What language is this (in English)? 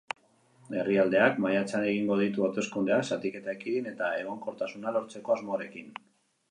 Basque